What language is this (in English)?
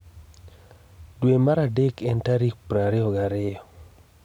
Luo (Kenya and Tanzania)